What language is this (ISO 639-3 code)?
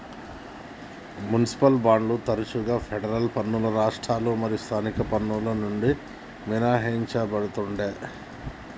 tel